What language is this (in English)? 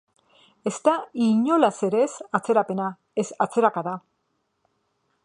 Basque